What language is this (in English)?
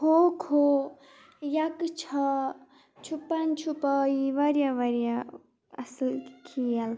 Kashmiri